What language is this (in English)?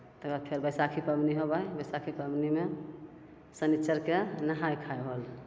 Maithili